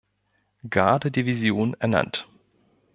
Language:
German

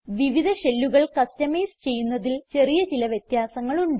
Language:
Malayalam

